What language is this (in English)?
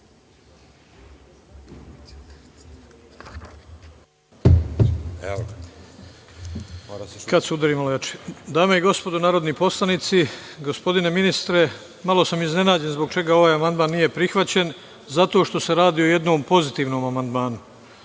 Serbian